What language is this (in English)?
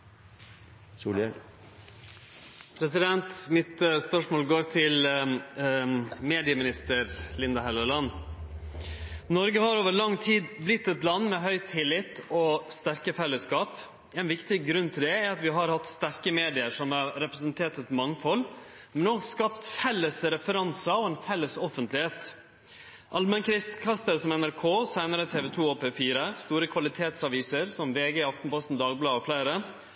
Norwegian Nynorsk